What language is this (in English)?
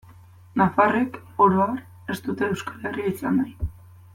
Basque